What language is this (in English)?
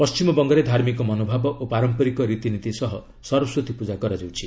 Odia